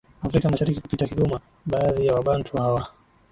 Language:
Swahili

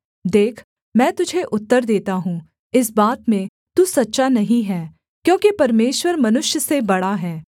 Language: Hindi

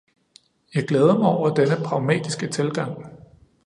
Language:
Danish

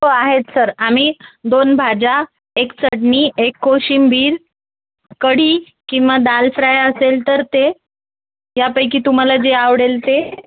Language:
Marathi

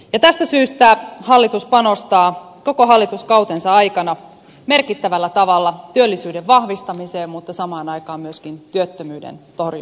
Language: Finnish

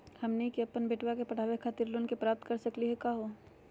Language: Magahi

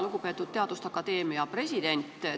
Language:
Estonian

